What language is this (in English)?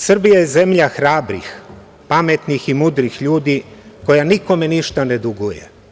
Serbian